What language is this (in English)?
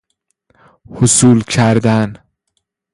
Persian